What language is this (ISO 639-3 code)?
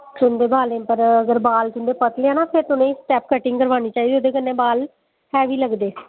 doi